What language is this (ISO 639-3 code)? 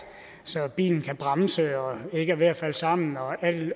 dan